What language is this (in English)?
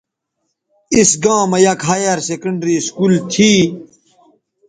Bateri